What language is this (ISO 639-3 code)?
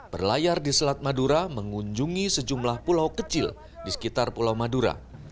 ind